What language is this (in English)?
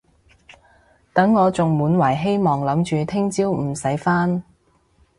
Cantonese